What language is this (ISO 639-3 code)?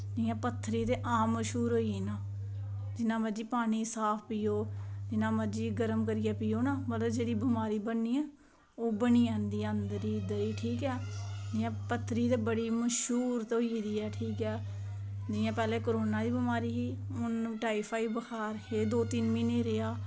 doi